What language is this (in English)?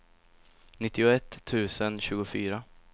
Swedish